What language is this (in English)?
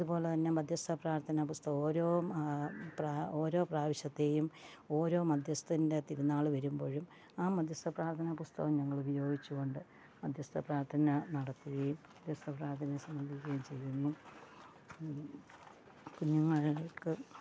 Malayalam